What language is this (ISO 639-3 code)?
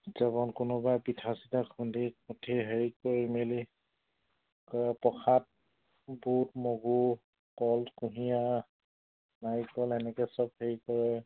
asm